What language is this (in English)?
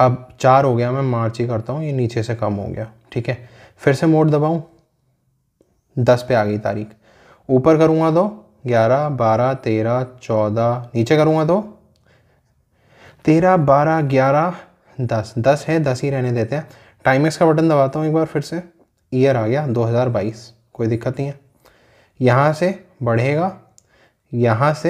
Hindi